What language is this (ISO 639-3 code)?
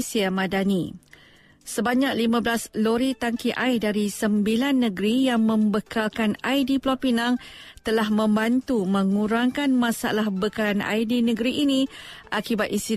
msa